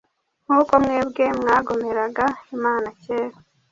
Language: Kinyarwanda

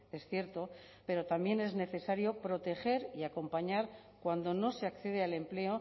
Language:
Spanish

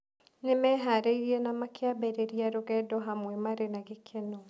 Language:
Kikuyu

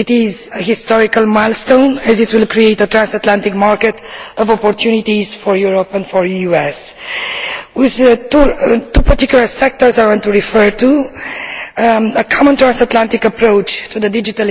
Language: English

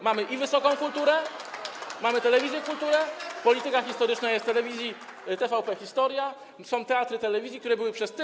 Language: Polish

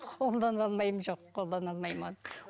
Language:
Kazakh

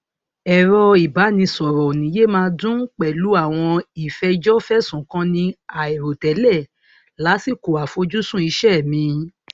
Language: Yoruba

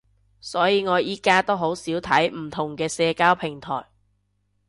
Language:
Cantonese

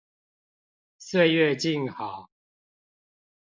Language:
Chinese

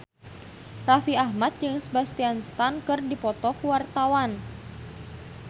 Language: Sundanese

